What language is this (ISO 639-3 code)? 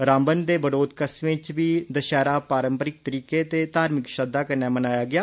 doi